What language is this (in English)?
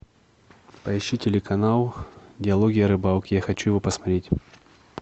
Russian